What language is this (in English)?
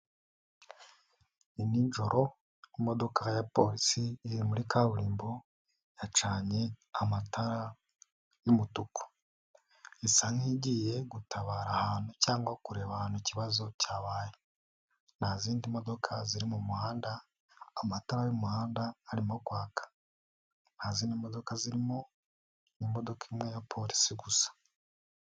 Kinyarwanda